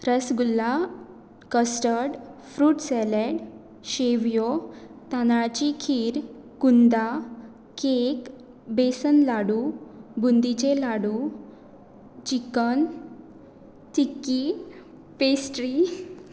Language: Konkani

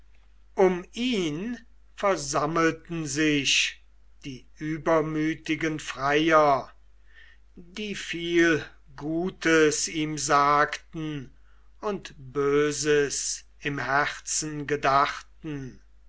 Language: German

